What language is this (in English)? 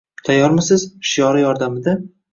Uzbek